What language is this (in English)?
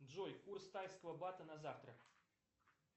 Russian